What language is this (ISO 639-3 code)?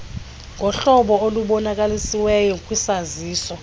xho